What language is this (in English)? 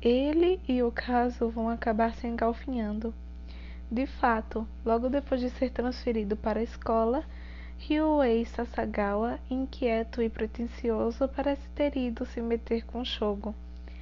Portuguese